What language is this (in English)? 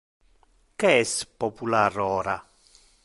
Interlingua